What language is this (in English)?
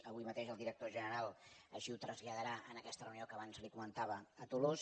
Catalan